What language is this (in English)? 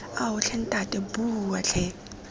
Tswana